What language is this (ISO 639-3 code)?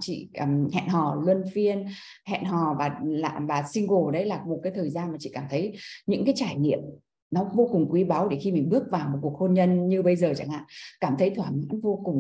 vie